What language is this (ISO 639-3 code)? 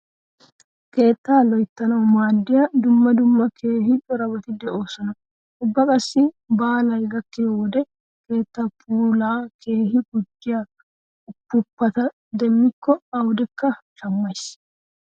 wal